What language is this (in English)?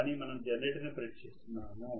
Telugu